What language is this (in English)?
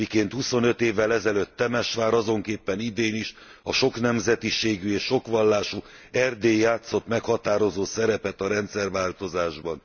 Hungarian